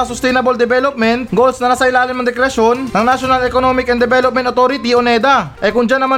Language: Filipino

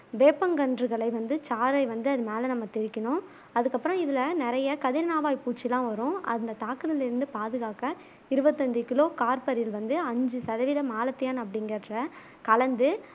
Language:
Tamil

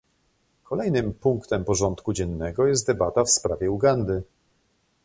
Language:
Polish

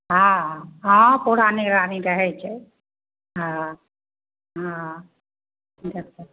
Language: Maithili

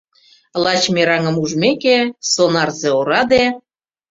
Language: Mari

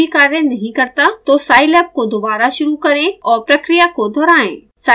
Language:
Hindi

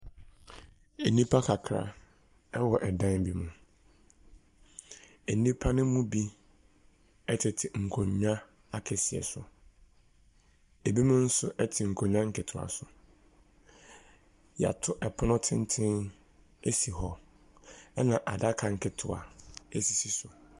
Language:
Akan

